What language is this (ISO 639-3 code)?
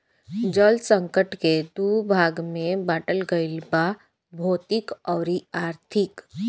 bho